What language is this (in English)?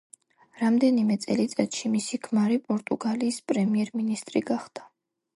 Georgian